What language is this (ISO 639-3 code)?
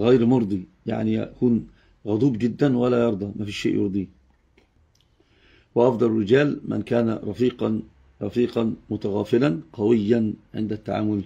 ara